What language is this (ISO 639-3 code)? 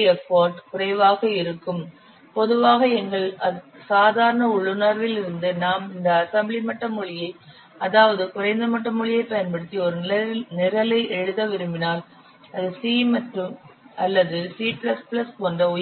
tam